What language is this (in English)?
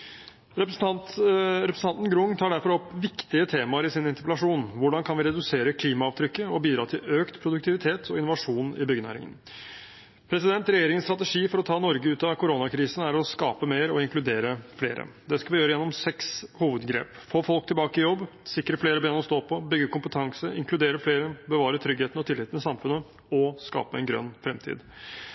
Norwegian Bokmål